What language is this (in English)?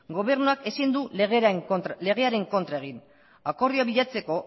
Basque